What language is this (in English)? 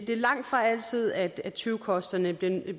Danish